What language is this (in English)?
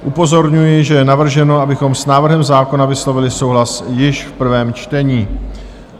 Czech